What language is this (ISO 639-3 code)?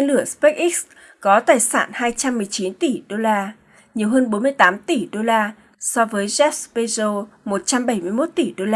vie